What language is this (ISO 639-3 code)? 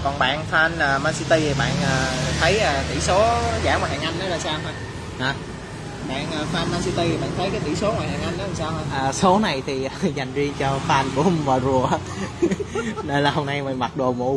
vie